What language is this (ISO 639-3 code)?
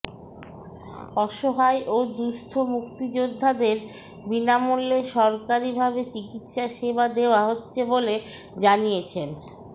ben